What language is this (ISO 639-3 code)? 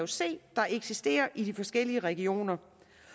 dan